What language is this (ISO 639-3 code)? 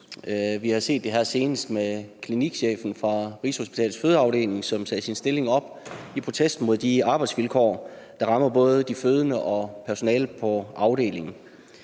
dan